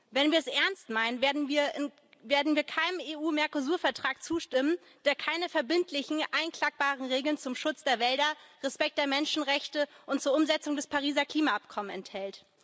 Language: German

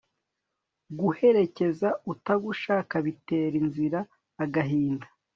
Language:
Kinyarwanda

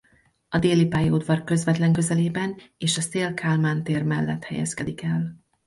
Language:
Hungarian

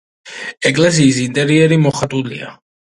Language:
Georgian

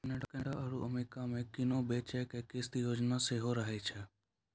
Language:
Maithili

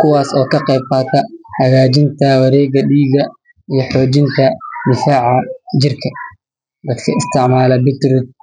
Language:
Somali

